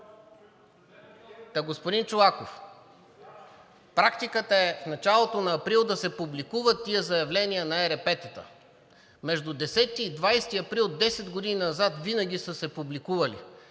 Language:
Bulgarian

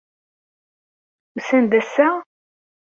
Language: Kabyle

